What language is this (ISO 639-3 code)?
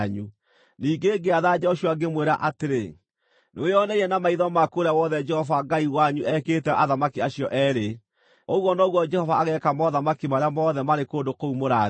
kik